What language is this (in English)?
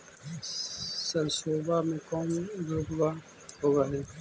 Magahi